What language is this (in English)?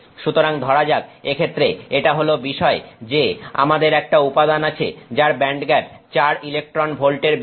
Bangla